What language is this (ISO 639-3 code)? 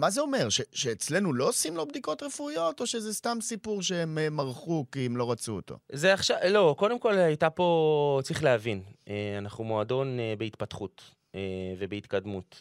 heb